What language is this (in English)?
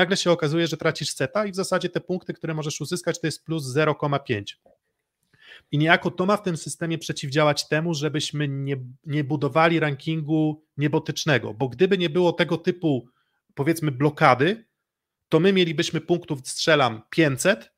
Polish